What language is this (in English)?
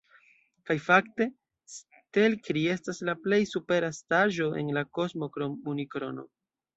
Esperanto